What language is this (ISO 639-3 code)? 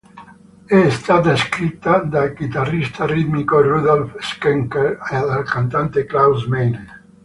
ita